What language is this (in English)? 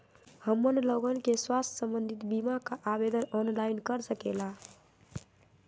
Magahi